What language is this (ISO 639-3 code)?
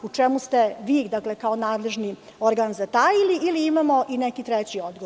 srp